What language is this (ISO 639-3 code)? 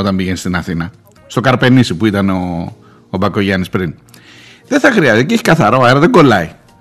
ell